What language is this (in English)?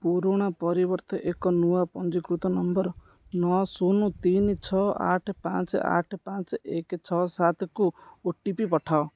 Odia